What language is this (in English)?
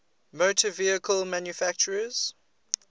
English